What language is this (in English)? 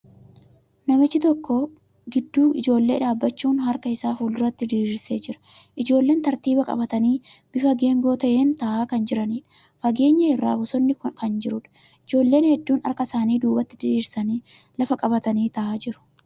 Oromo